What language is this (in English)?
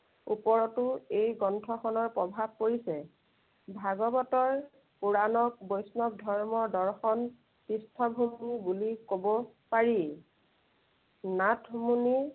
Assamese